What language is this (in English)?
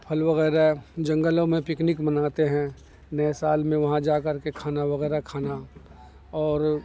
Urdu